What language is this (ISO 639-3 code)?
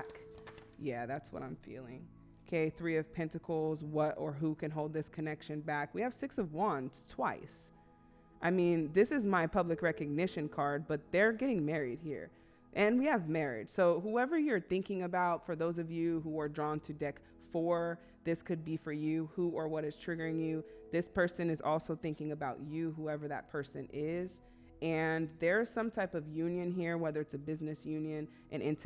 eng